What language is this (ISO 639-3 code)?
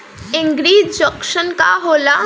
bho